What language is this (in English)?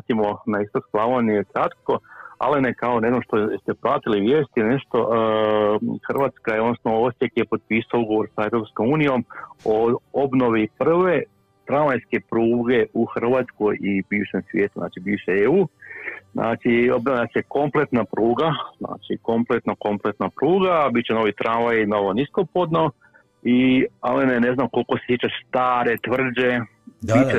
Croatian